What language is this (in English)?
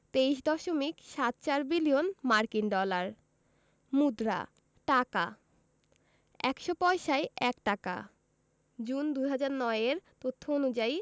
Bangla